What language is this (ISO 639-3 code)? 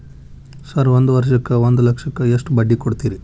kan